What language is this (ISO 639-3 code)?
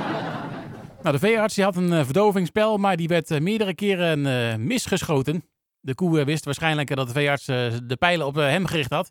nld